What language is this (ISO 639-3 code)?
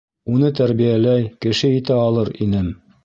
bak